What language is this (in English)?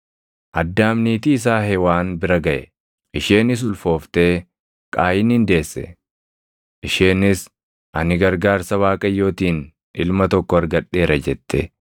Oromo